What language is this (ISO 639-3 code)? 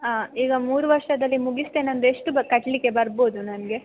kan